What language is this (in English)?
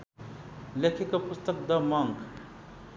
Nepali